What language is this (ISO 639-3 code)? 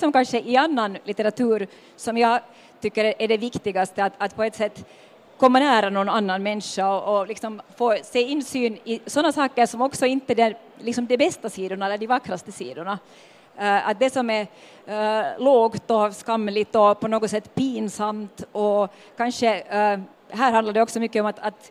swe